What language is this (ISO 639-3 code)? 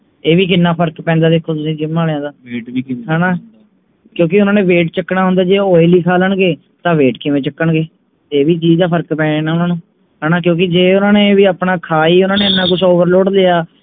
pan